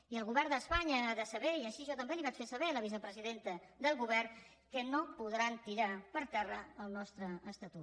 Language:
Catalan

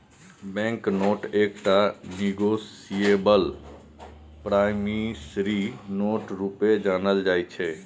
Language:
Maithili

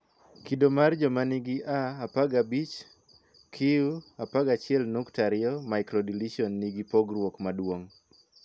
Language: Luo (Kenya and Tanzania)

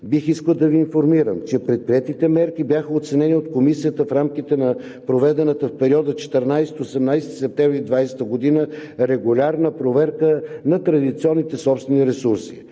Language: Bulgarian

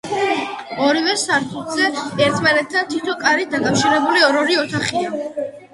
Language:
Georgian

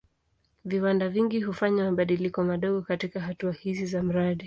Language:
Swahili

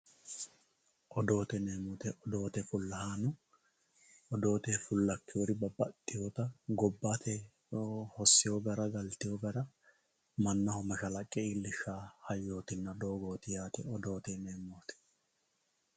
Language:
Sidamo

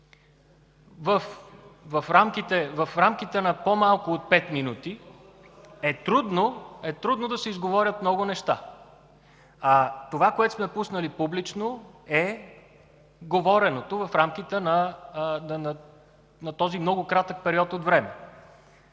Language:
Bulgarian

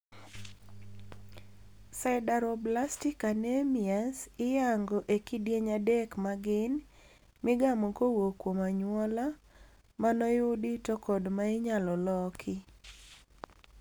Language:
Luo (Kenya and Tanzania)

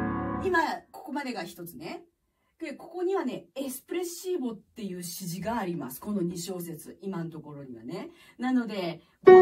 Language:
Japanese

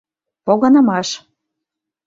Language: Mari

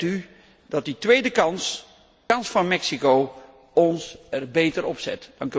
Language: Dutch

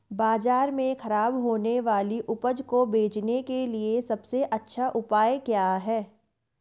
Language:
Hindi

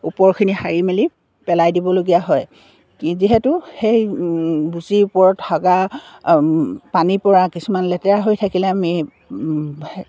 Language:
Assamese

